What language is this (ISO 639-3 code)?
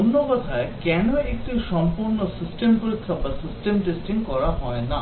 ben